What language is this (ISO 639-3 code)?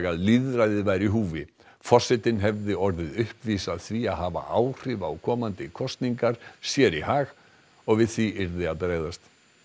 isl